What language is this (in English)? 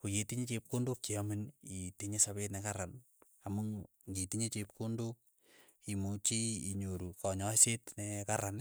Keiyo